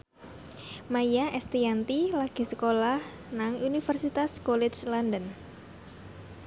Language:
Javanese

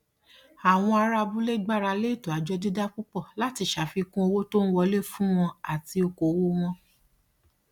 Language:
Yoruba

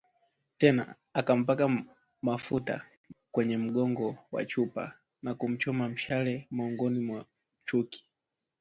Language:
Swahili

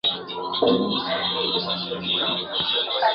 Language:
Swahili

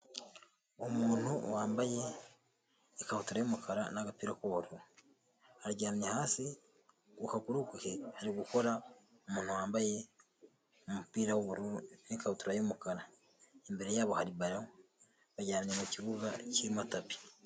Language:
Kinyarwanda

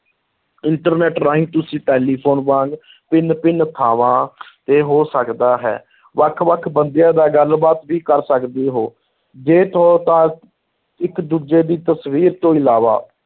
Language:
Punjabi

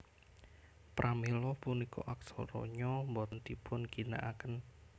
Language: Javanese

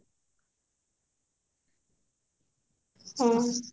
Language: Odia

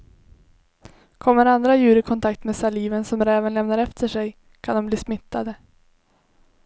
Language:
Swedish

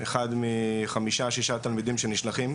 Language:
Hebrew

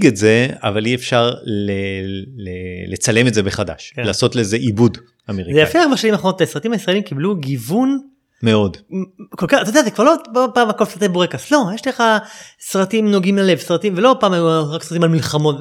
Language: Hebrew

